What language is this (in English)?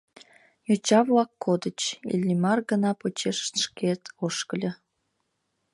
Mari